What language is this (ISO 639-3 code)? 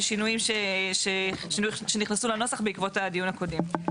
heb